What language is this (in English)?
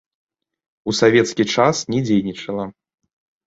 Belarusian